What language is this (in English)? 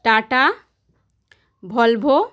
Bangla